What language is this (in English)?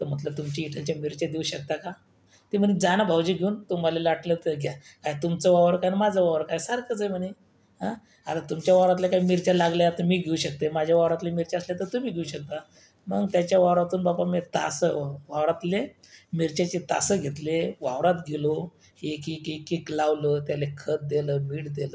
Marathi